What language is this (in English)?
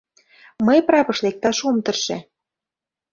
Mari